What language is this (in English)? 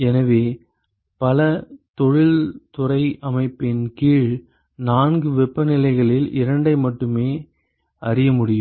Tamil